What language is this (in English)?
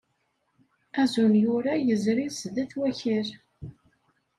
Kabyle